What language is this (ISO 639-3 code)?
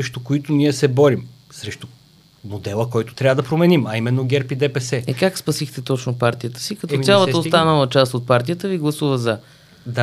bul